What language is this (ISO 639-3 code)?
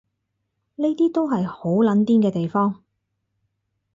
yue